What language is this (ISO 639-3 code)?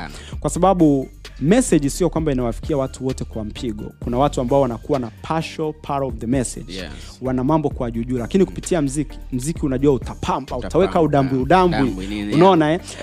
swa